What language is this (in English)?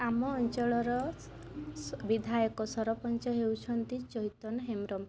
Odia